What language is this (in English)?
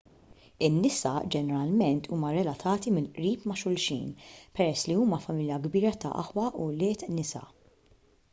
Maltese